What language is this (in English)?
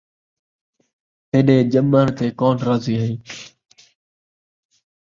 Saraiki